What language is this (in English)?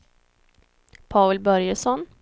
Swedish